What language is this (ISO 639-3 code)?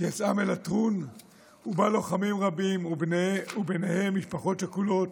heb